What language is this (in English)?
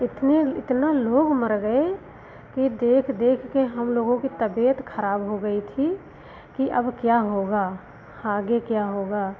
Hindi